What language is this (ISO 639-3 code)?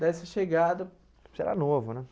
por